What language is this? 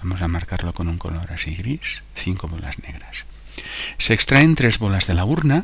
Spanish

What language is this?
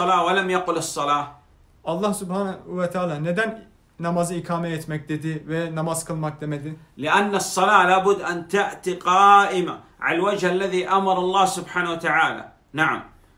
Turkish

